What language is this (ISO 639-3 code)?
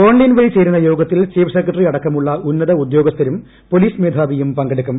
mal